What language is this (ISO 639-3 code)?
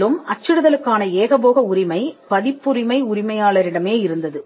tam